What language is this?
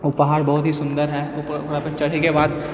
Maithili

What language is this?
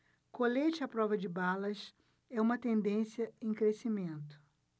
Portuguese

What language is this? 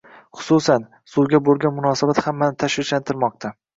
Uzbek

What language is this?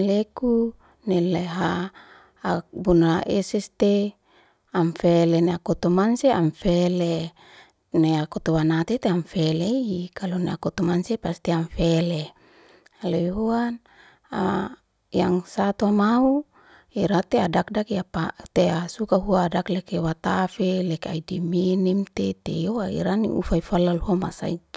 Liana-Seti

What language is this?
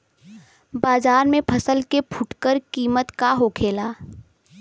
Bhojpuri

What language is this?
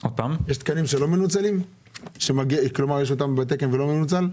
Hebrew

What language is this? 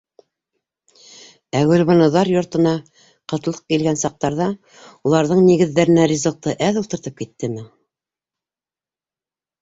Bashkir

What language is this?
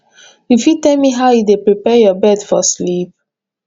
Nigerian Pidgin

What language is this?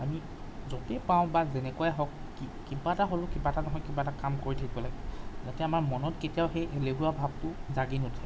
Assamese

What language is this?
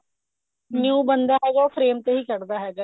Punjabi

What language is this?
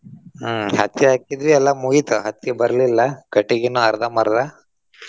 Kannada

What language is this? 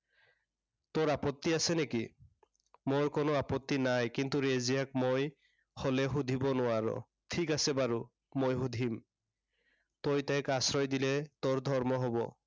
Assamese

